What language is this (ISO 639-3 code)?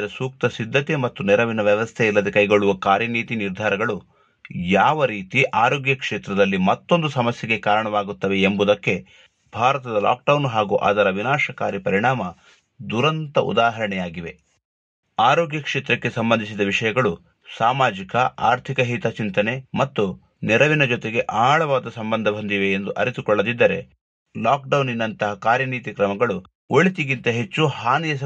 kan